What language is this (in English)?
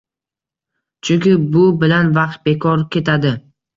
Uzbek